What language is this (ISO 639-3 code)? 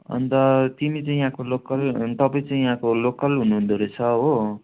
nep